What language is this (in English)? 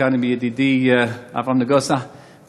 Hebrew